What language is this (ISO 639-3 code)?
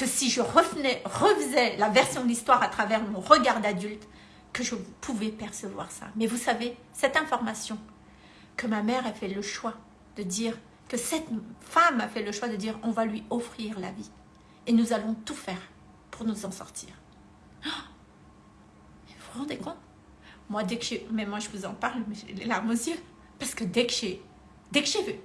fra